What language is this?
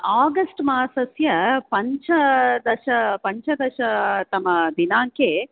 Sanskrit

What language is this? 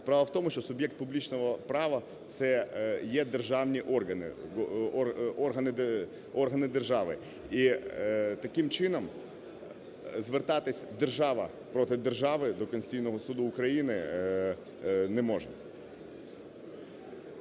Ukrainian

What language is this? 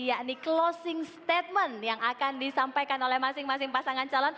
Indonesian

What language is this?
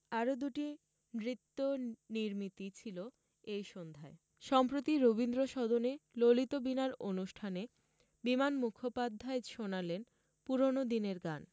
Bangla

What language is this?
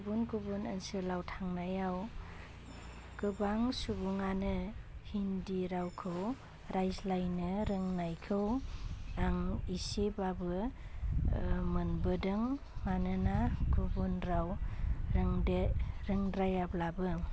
Bodo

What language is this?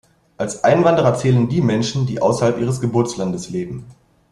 German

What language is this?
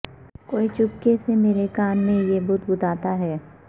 Urdu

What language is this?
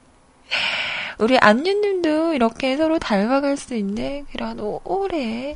Korean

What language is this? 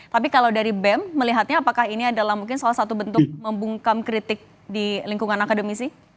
Indonesian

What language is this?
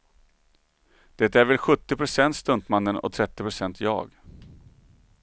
Swedish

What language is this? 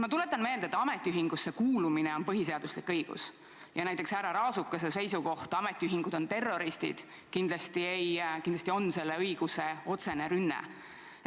Estonian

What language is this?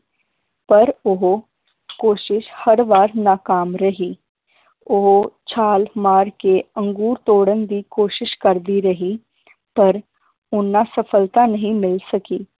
Punjabi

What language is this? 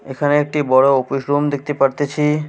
Bangla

